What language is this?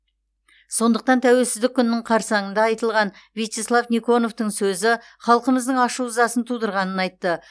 Kazakh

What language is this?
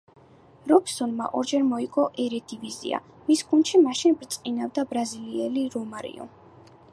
Georgian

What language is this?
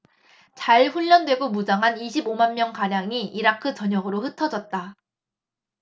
Korean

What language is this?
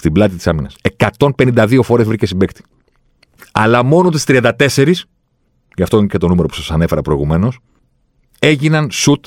Greek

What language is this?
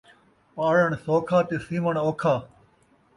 Saraiki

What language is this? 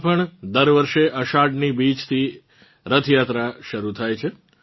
Gujarati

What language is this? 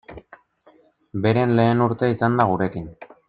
Basque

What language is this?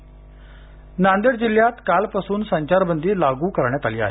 Marathi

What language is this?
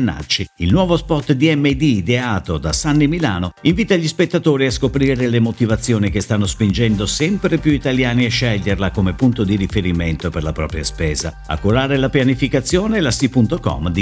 Italian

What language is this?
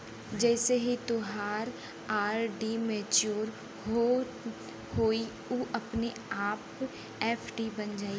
Bhojpuri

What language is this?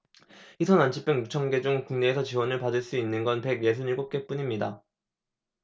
Korean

